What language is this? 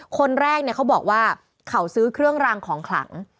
Thai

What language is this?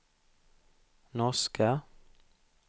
Swedish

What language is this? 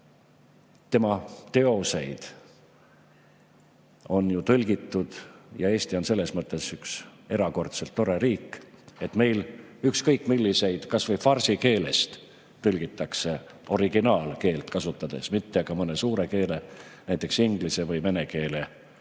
Estonian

